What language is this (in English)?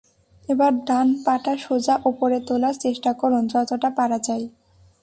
Bangla